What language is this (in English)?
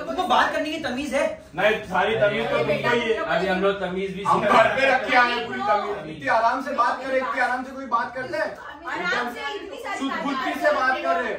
Hindi